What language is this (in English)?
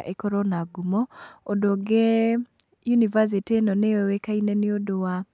Kikuyu